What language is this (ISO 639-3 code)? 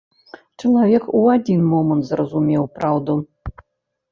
bel